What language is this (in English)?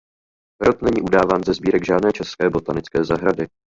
Czech